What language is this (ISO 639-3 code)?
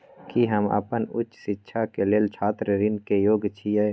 mai